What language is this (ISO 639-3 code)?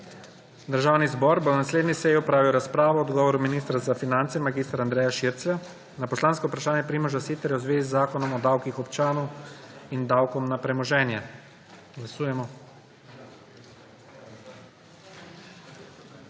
slv